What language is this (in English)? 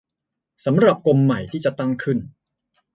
Thai